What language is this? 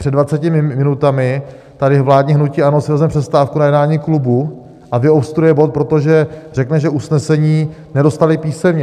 Czech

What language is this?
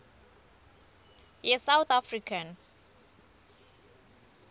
Swati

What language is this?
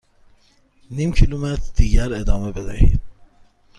Persian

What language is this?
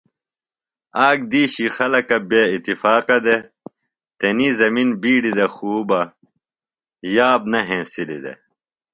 Phalura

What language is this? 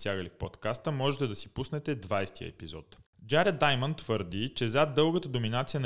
Bulgarian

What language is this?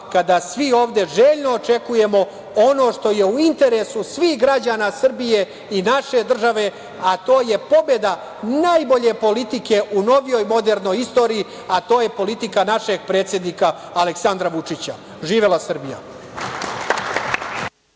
Serbian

